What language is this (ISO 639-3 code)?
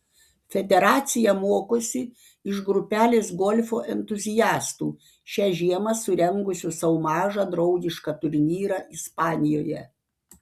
lit